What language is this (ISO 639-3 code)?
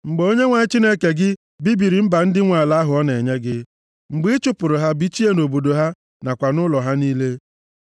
ibo